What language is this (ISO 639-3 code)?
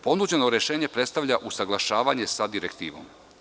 srp